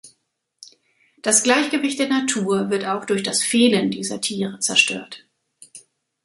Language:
German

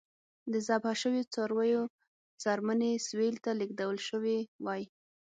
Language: Pashto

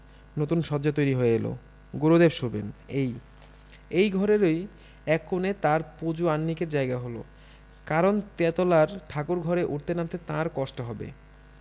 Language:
Bangla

